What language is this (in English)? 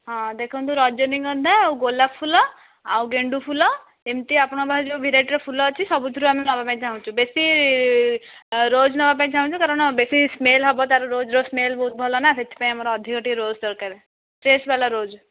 Odia